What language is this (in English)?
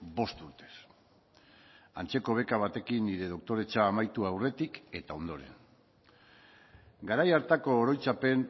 Basque